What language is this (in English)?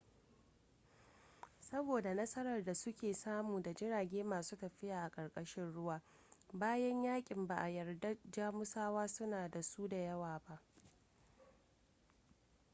Hausa